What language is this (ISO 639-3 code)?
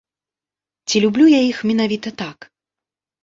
bel